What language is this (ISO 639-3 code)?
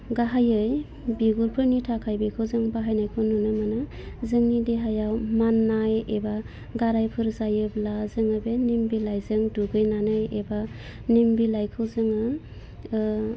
brx